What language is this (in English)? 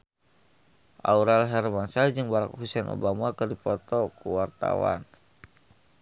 Sundanese